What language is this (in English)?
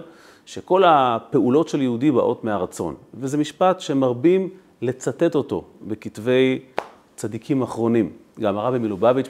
Hebrew